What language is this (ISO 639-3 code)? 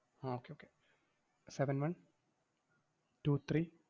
mal